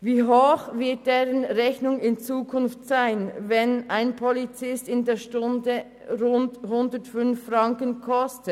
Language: Swiss German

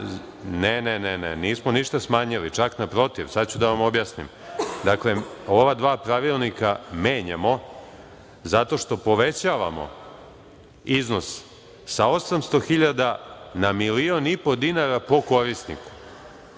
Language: Serbian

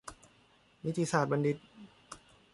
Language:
Thai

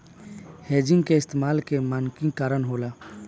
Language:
Bhojpuri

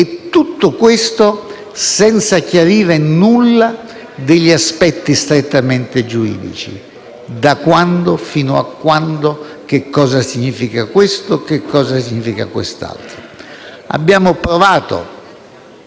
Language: Italian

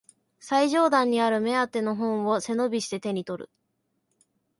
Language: Japanese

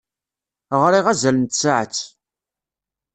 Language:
Kabyle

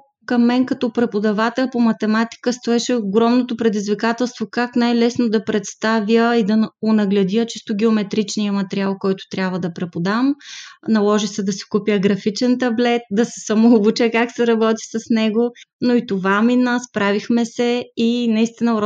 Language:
Bulgarian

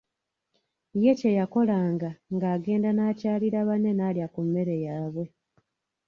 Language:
Ganda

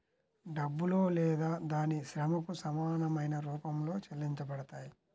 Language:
Telugu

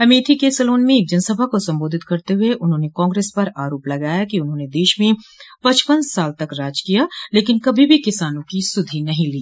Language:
Hindi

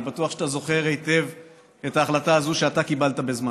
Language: Hebrew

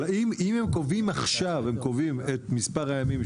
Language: Hebrew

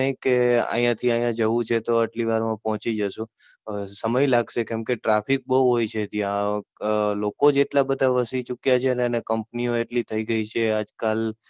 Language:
Gujarati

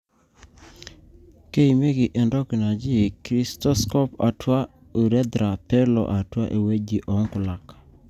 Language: Masai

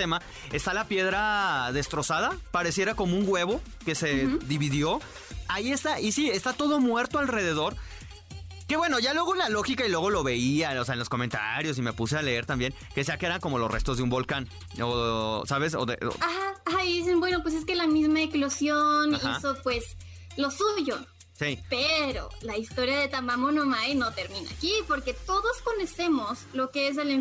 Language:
Spanish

